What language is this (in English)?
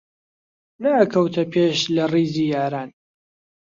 Central Kurdish